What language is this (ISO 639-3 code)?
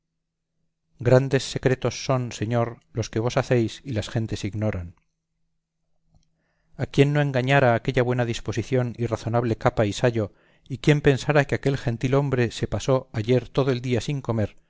spa